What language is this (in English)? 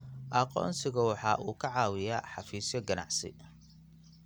Somali